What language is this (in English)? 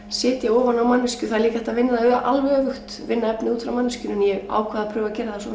Icelandic